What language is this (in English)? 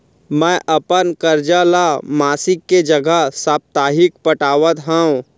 Chhattisgarhi